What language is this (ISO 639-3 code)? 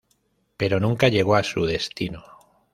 spa